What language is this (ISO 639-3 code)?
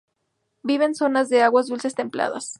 spa